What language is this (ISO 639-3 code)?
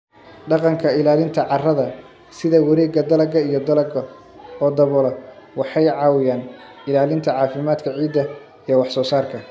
som